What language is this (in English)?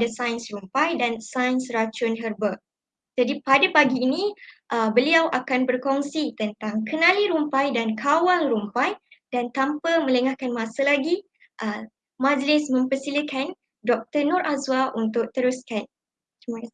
Malay